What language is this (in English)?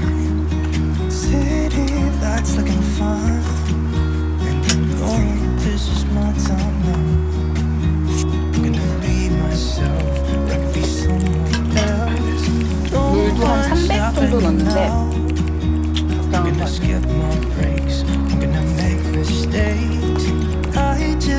Korean